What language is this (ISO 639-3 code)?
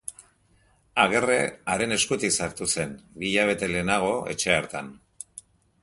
eus